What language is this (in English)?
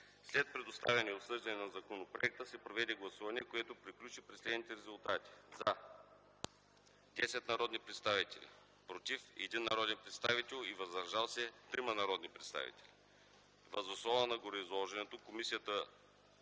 Bulgarian